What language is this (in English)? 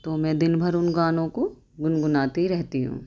Urdu